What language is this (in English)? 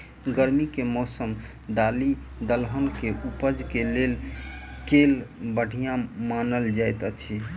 Maithili